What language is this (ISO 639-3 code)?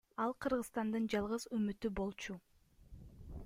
kir